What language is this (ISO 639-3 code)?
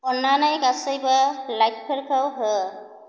brx